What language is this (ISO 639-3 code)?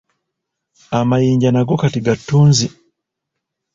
lug